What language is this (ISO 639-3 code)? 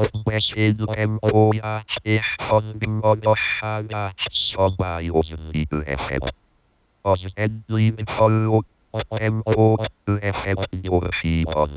hun